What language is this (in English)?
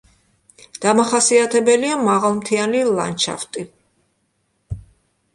Georgian